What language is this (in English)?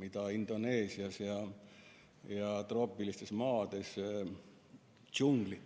Estonian